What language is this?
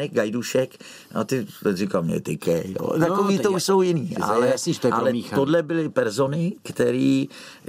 Czech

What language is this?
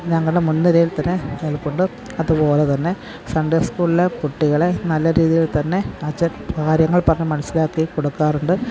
Malayalam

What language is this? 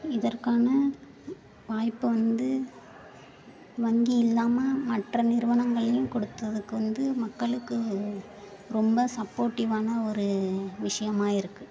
Tamil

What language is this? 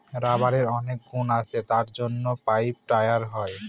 Bangla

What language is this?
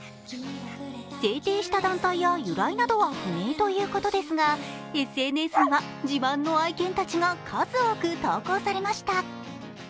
Japanese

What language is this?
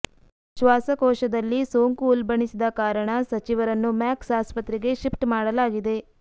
Kannada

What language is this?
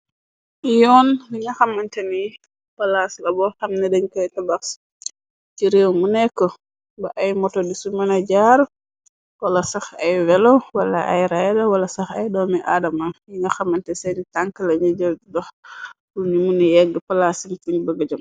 Wolof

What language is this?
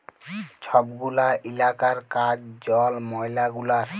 Bangla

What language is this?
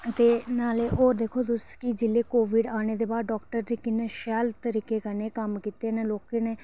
Dogri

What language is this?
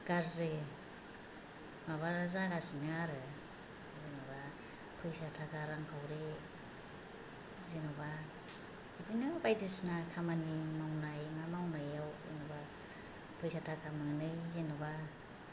Bodo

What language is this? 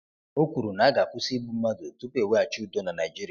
Igbo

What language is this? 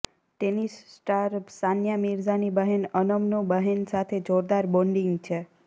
Gujarati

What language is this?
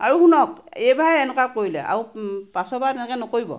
Assamese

